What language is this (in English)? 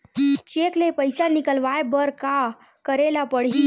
Chhattisgarhi